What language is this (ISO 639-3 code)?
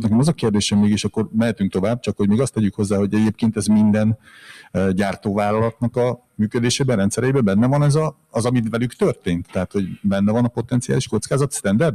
hun